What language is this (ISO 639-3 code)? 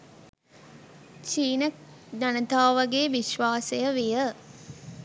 sin